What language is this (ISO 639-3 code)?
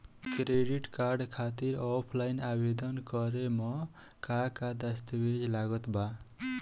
bho